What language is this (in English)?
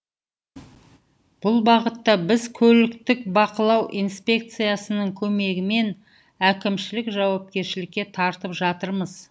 Kazakh